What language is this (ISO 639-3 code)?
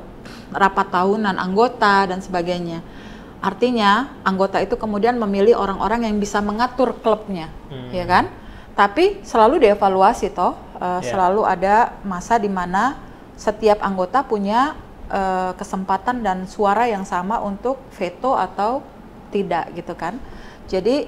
ind